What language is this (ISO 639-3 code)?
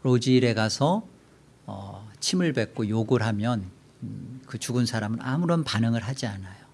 kor